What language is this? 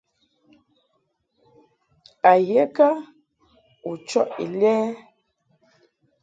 Mungaka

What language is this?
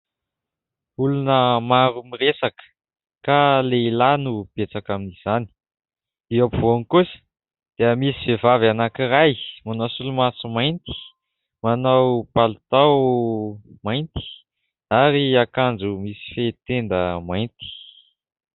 Malagasy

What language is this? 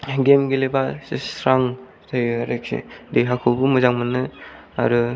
Bodo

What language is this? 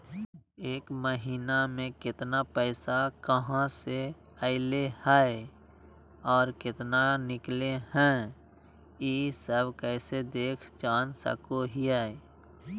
Magahi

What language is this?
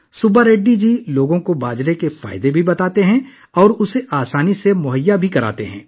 Urdu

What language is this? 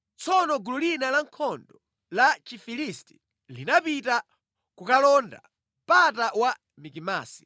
Nyanja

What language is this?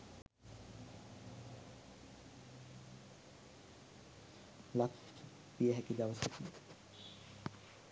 Sinhala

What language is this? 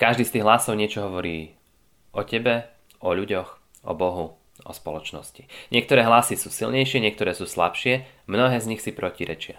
Slovak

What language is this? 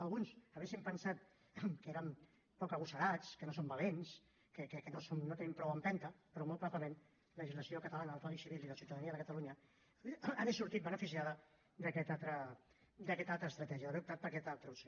Catalan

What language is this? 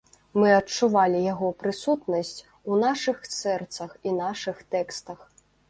Belarusian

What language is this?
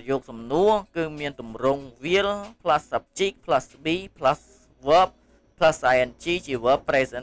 Vietnamese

